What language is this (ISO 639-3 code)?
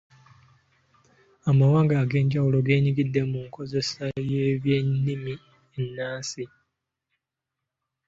lug